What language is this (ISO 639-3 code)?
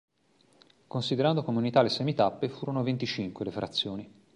ita